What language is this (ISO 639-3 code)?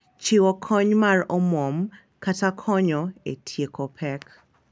luo